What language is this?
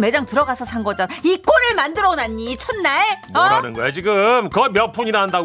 Korean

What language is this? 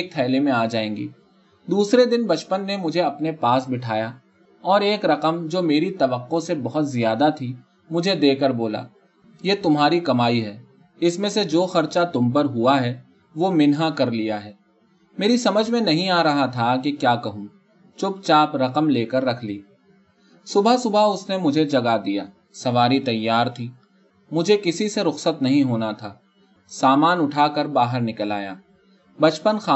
Urdu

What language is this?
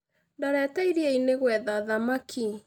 Kikuyu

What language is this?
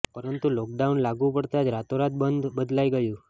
Gujarati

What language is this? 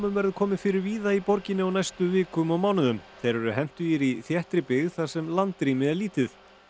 Icelandic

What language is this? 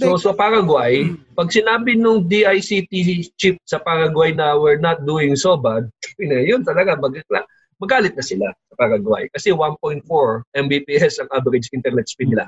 Filipino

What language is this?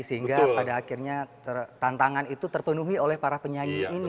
Indonesian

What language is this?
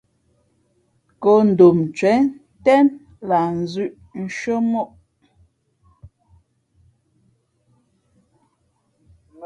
Fe'fe'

